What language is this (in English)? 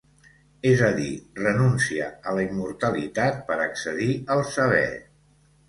Catalan